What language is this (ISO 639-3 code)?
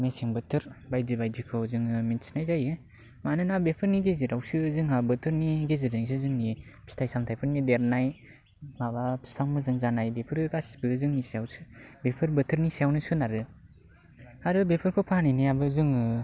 brx